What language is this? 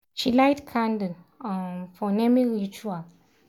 Nigerian Pidgin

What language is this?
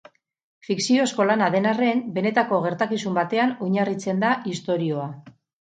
Basque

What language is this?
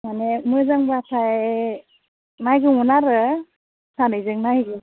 Bodo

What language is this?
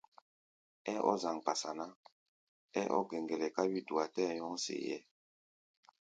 Gbaya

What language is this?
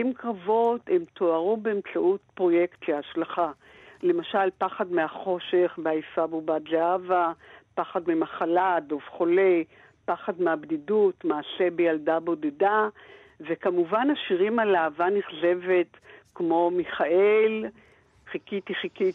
Hebrew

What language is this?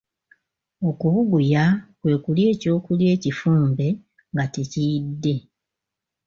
Ganda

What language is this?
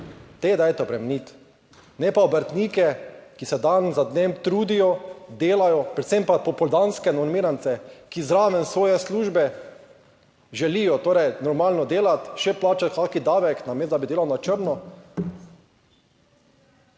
Slovenian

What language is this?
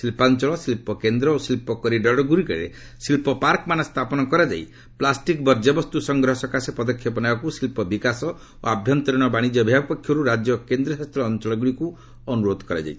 Odia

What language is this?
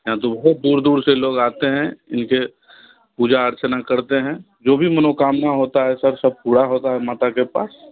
Hindi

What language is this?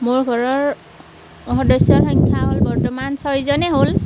Assamese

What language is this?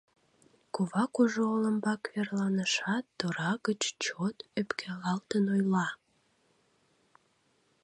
Mari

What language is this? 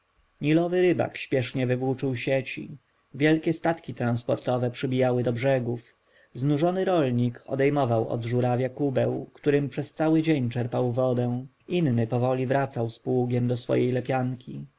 Polish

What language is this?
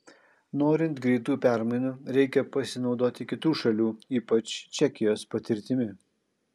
Lithuanian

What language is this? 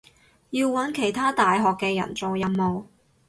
Cantonese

